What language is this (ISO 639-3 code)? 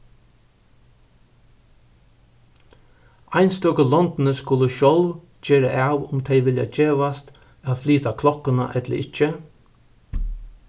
fao